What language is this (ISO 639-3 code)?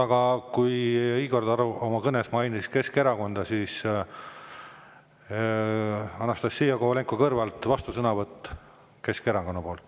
est